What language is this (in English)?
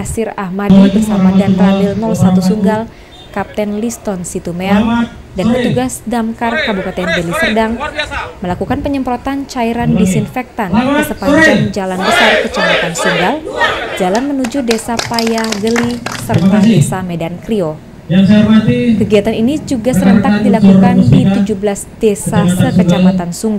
Indonesian